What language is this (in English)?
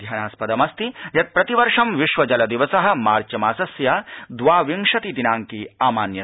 Sanskrit